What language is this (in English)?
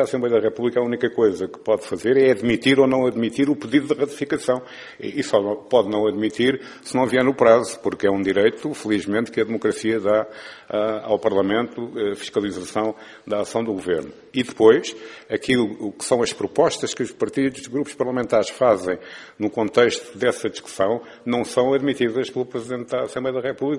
Portuguese